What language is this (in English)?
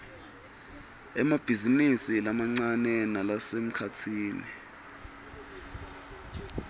Swati